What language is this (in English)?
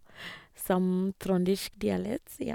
Norwegian